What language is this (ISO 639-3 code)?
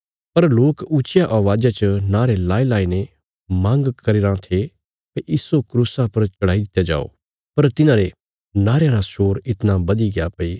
kfs